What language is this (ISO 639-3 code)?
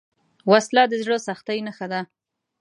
pus